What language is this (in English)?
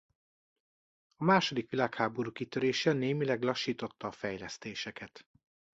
Hungarian